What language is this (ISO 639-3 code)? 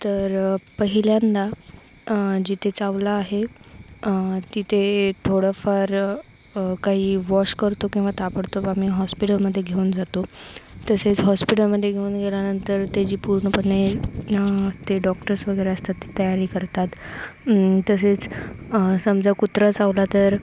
mar